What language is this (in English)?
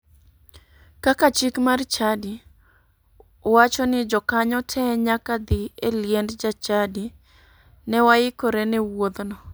Luo (Kenya and Tanzania)